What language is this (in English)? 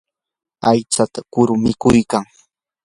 Yanahuanca Pasco Quechua